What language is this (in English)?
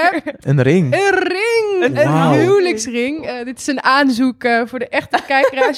Dutch